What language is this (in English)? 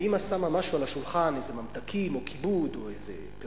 Hebrew